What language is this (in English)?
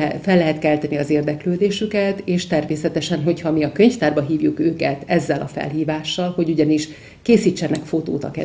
Hungarian